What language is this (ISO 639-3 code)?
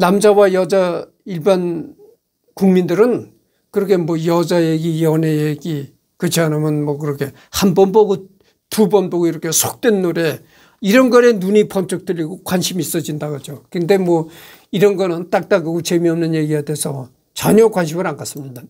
kor